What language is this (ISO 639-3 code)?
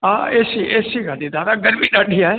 snd